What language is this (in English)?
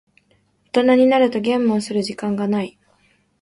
Japanese